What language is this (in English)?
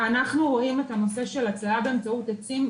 Hebrew